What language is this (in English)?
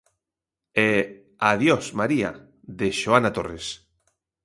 Galician